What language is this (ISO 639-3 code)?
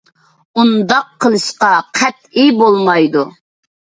uig